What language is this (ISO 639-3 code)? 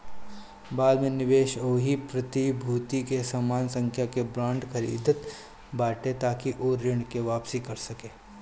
bho